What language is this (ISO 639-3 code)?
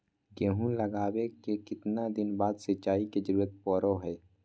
mag